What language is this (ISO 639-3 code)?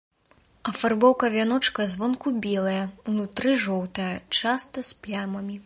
bel